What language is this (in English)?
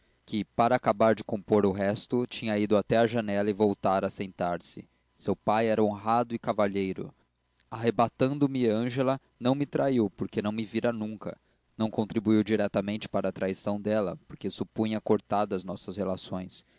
Portuguese